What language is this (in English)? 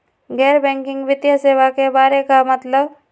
Magahi